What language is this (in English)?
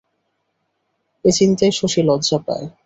Bangla